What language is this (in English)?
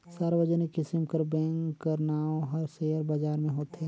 Chhattisgarhi